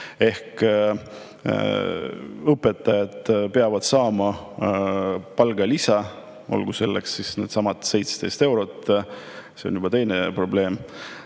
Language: Estonian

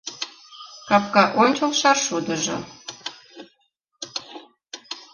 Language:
Mari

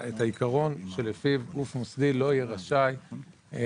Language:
Hebrew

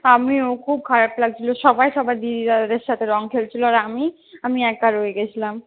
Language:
Bangla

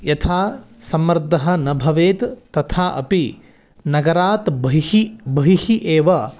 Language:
Sanskrit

